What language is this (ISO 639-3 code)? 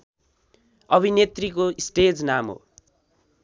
nep